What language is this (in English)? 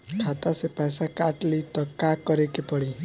Bhojpuri